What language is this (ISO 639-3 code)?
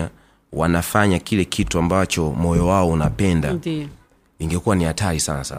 swa